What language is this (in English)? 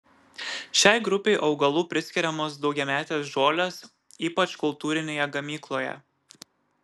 Lithuanian